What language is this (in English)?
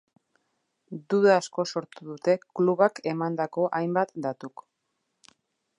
Basque